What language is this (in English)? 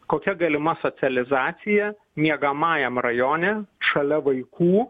Lithuanian